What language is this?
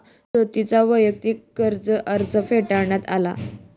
Marathi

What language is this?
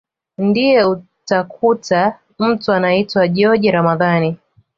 Swahili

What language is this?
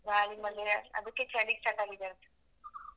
Kannada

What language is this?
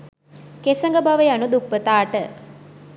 Sinhala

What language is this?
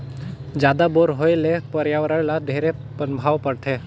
Chhattisgarhi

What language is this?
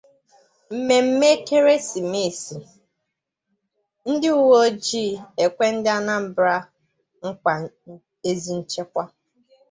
Igbo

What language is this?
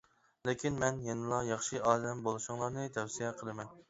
Uyghur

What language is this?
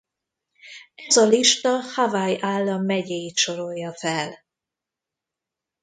Hungarian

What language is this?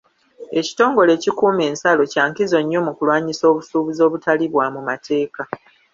Ganda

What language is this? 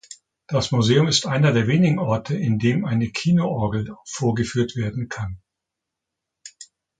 German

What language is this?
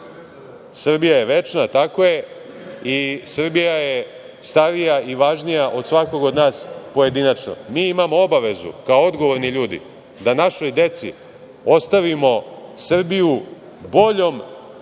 Serbian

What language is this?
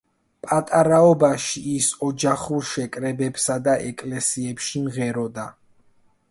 Georgian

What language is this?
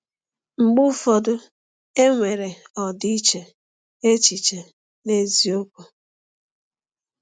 Igbo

